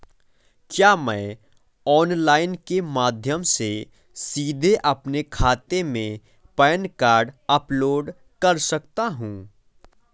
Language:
Hindi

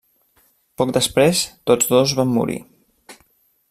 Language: Catalan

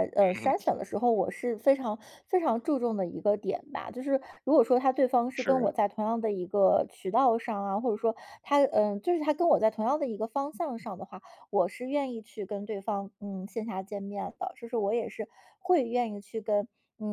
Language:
Chinese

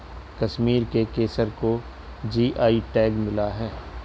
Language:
Hindi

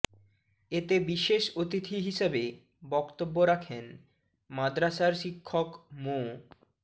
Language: Bangla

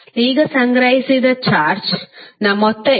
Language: Kannada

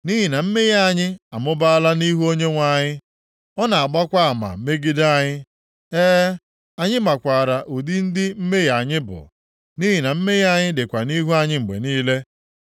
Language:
Igbo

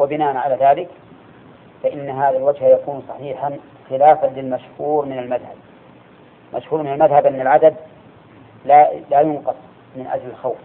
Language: Arabic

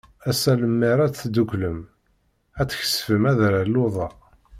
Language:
Kabyle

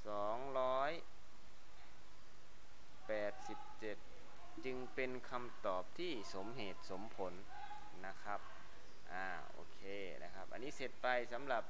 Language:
Thai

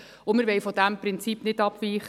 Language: Swiss German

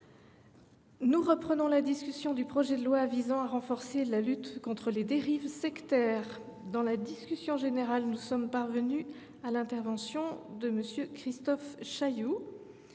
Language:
French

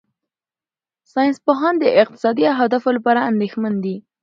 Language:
Pashto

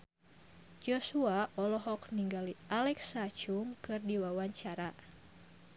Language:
Sundanese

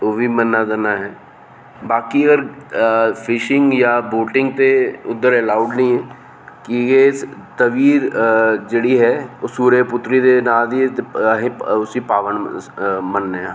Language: Dogri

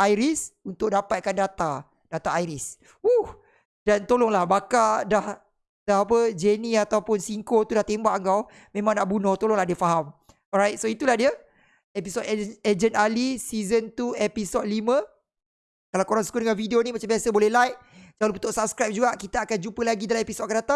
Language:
Malay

